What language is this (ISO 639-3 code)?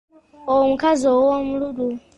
lug